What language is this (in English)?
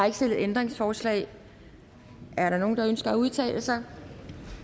Danish